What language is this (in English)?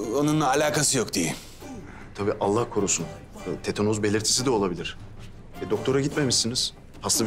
Turkish